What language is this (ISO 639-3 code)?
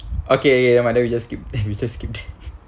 eng